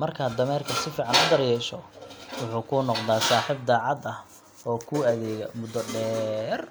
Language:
Somali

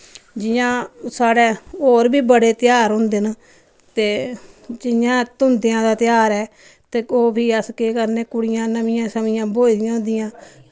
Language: Dogri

